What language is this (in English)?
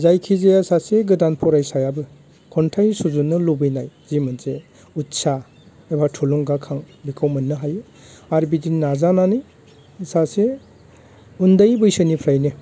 Bodo